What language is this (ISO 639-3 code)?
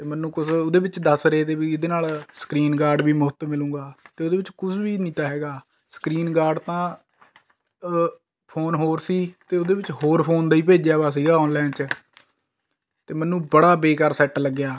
pan